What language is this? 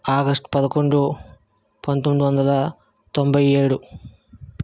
Telugu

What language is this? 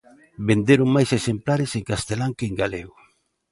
Galician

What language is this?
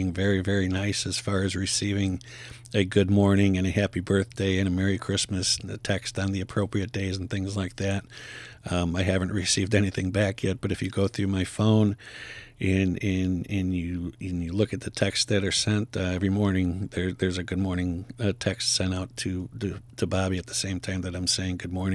English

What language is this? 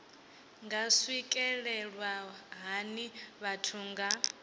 Venda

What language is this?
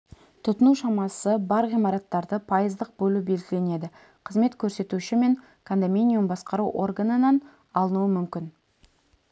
Kazakh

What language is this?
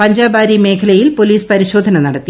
Malayalam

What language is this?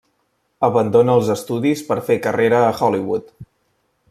Catalan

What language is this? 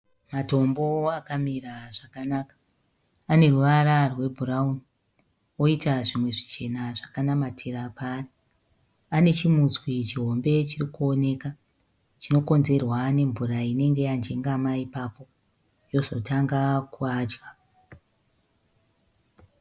Shona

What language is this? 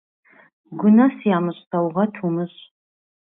Kabardian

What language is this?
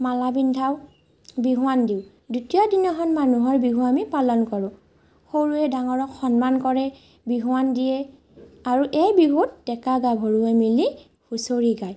Assamese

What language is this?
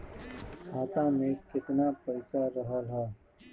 Bhojpuri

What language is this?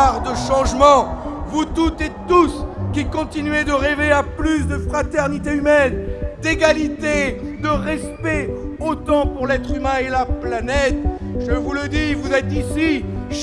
French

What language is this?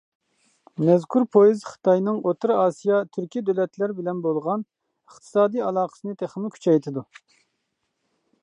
Uyghur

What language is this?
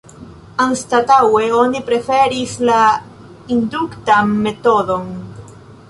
Esperanto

